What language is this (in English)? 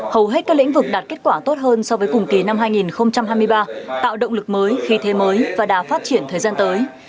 Vietnamese